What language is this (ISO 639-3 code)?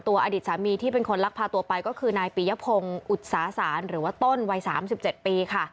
tha